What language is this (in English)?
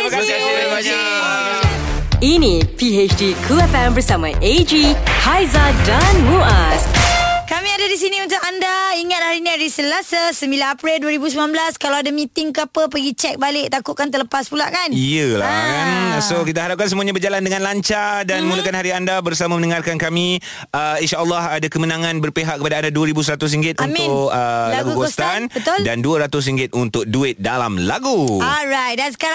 Malay